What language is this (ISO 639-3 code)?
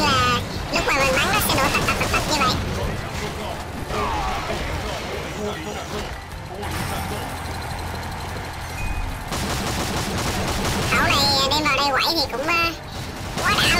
vie